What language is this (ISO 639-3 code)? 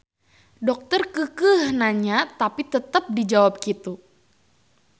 sun